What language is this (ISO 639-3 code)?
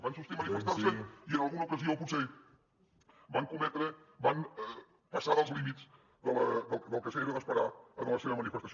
cat